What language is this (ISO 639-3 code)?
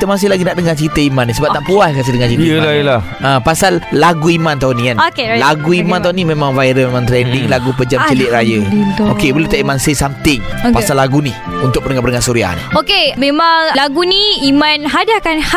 msa